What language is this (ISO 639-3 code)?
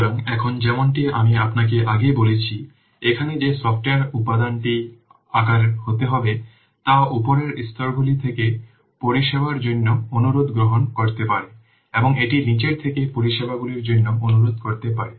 ben